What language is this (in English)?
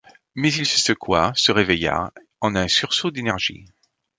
French